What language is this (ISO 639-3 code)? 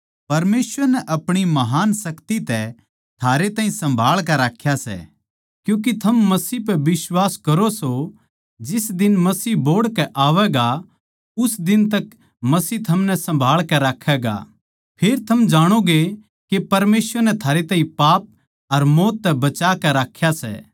bgc